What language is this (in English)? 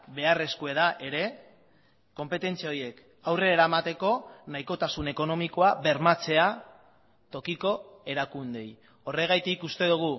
Basque